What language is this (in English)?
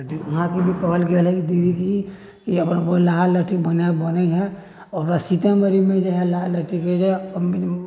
Maithili